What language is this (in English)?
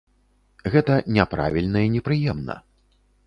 Belarusian